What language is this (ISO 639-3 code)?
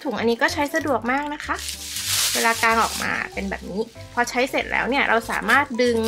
tha